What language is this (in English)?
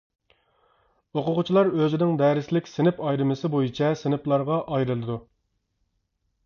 Uyghur